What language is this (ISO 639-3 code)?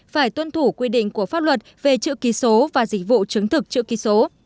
vie